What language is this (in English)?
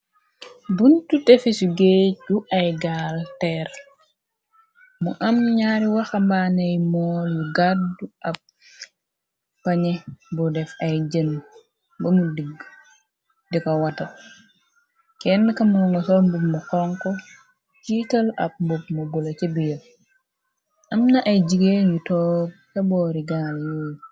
Wolof